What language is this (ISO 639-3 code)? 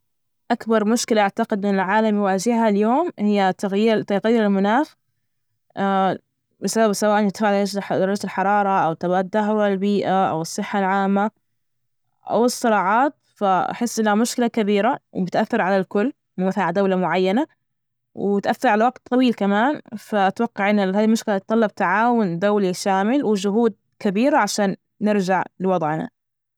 ars